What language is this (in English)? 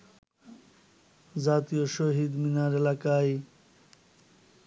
Bangla